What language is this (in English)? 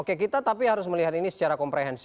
Indonesian